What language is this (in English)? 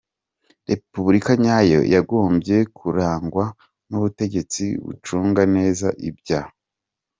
Kinyarwanda